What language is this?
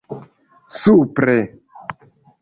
Esperanto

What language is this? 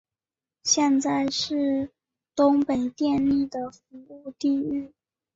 Chinese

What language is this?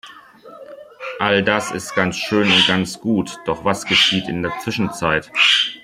German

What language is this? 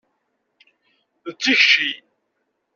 Kabyle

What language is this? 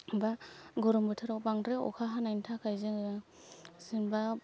Bodo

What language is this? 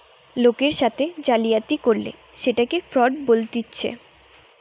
Bangla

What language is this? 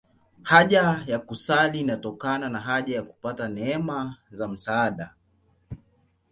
Swahili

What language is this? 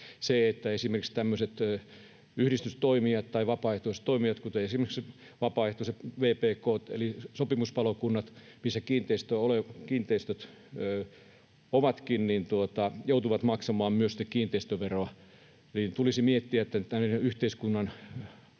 Finnish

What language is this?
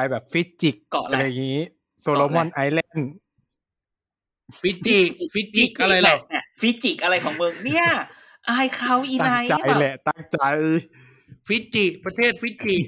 Thai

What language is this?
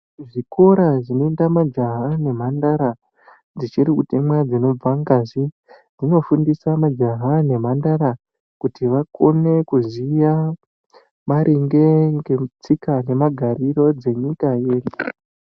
Ndau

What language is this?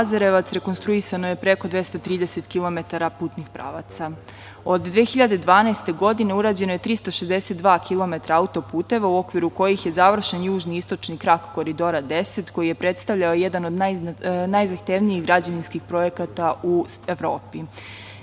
Serbian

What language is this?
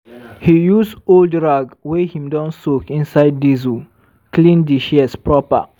Nigerian Pidgin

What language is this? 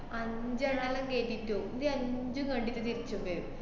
Malayalam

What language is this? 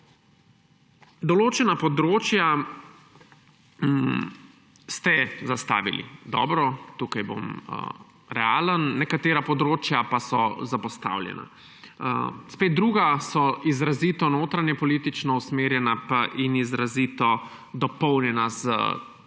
Slovenian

